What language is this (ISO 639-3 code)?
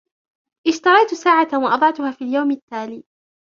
ara